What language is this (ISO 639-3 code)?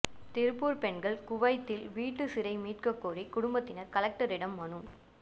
tam